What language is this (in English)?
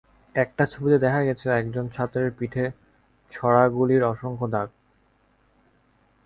Bangla